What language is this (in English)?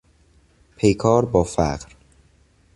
Persian